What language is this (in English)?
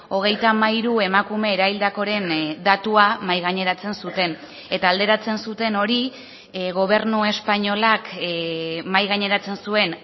Basque